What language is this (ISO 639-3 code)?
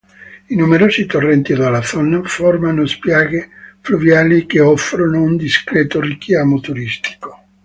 ita